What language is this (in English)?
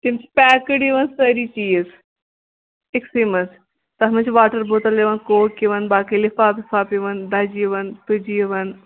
Kashmiri